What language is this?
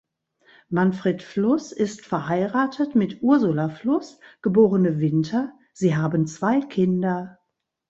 German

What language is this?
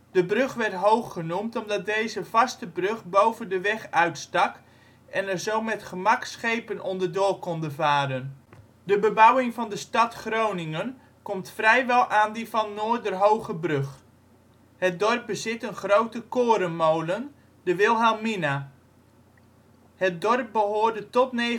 Dutch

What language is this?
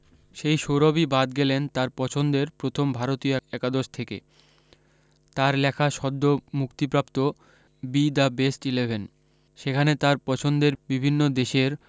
Bangla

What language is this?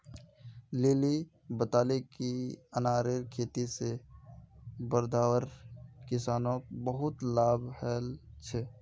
Magahi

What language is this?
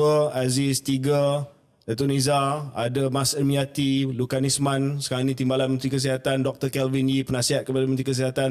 Malay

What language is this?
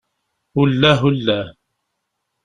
Kabyle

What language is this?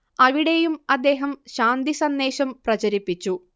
Malayalam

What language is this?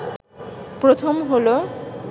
Bangla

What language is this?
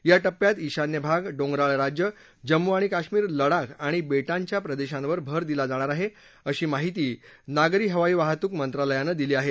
Marathi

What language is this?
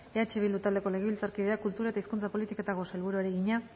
Basque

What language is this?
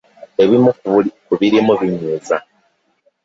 Ganda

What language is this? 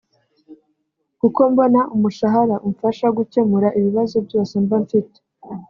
Kinyarwanda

